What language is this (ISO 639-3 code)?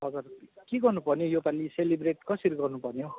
nep